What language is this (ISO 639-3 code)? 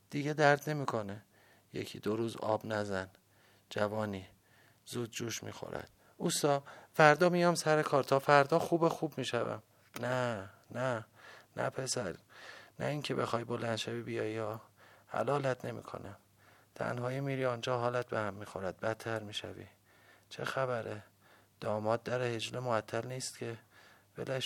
fas